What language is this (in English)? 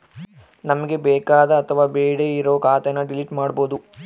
Kannada